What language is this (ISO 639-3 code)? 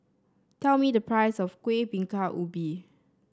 eng